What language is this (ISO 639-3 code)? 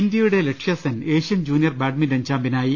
mal